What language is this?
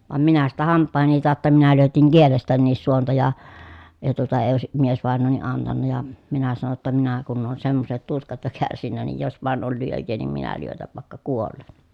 Finnish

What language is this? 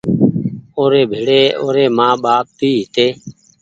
Goaria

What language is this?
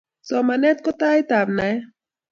Kalenjin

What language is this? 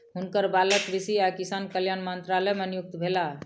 Maithili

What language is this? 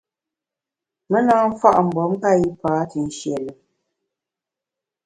Bamun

